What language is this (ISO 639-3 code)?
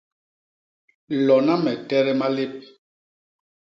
bas